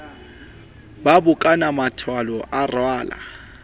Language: Southern Sotho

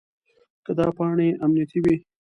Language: Pashto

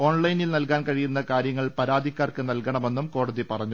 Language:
Malayalam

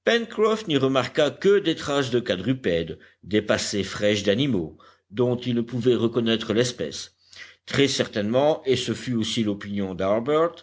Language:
French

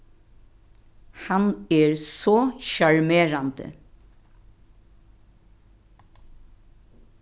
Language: Faroese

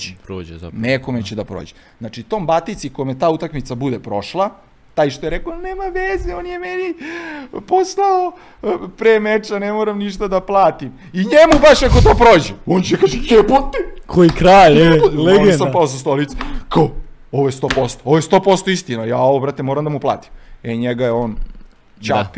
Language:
Croatian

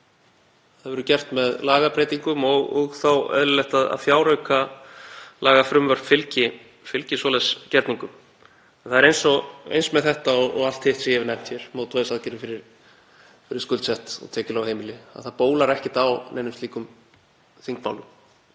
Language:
Icelandic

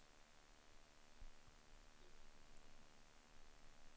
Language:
Swedish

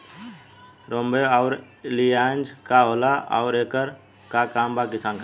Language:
Bhojpuri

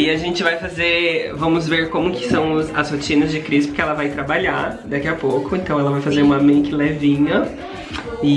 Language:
Portuguese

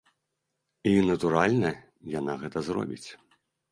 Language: Belarusian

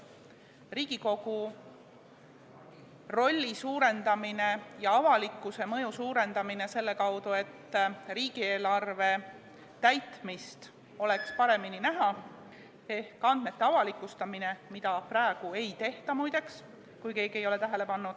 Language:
Estonian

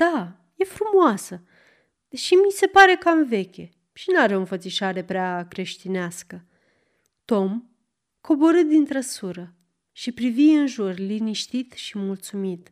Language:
Romanian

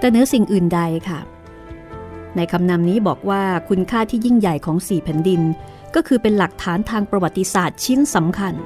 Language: Thai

